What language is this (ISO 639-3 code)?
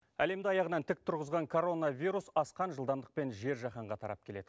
kaz